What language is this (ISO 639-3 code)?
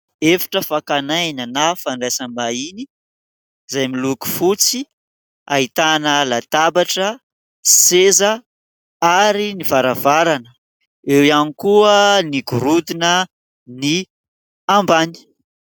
mlg